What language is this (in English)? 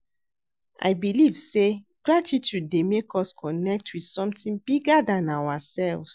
Nigerian Pidgin